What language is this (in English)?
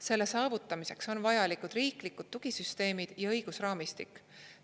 Estonian